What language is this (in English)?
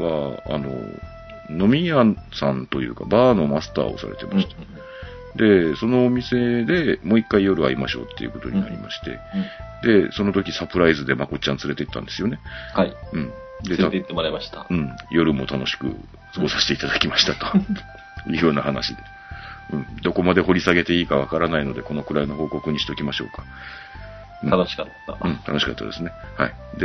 Japanese